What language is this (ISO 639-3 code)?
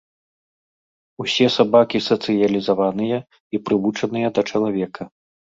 bel